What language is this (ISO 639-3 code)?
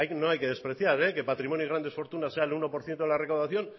spa